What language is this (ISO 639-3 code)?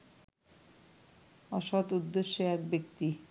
ben